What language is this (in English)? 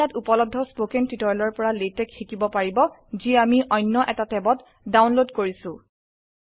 Assamese